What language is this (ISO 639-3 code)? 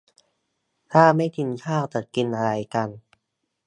tha